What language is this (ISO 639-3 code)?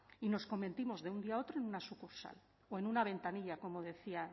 spa